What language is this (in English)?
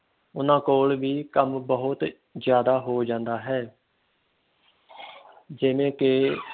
Punjabi